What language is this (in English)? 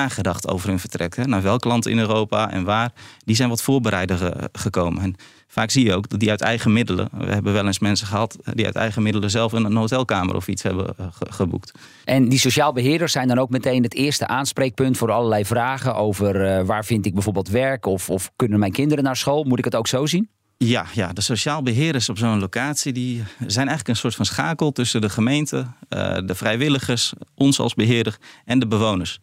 Dutch